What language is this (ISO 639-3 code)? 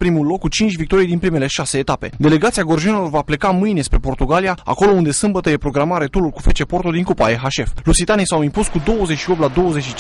ron